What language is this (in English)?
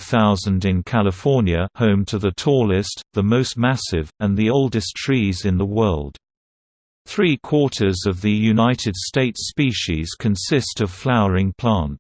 English